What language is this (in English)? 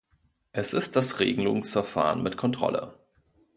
German